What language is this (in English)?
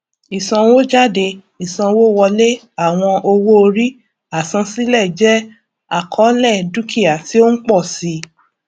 Yoruba